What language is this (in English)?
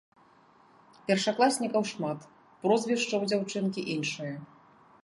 Belarusian